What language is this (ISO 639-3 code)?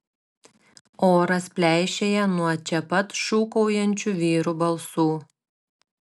lit